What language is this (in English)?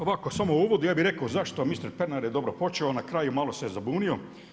Croatian